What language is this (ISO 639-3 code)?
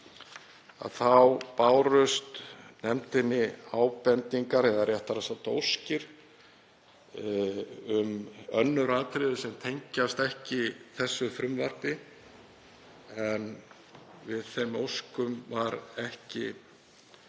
isl